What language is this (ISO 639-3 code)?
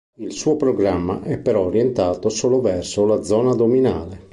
ita